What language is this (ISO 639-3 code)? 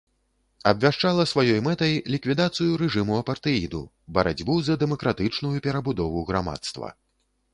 bel